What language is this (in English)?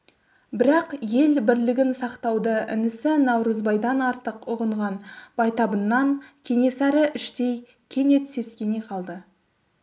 Kazakh